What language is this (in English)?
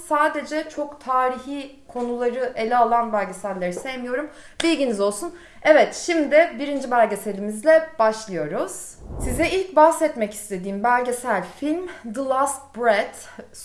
Turkish